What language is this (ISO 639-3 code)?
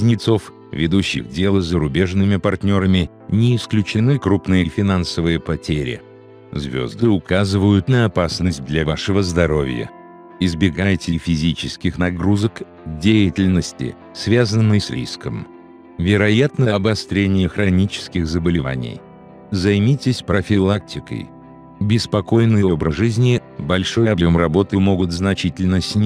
rus